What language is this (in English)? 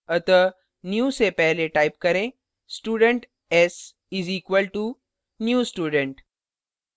Hindi